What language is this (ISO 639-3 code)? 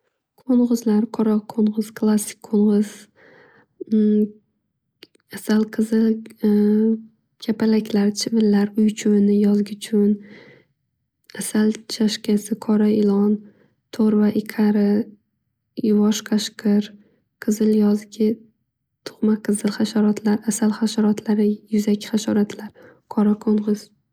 uzb